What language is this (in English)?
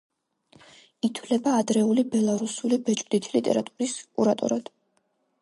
Georgian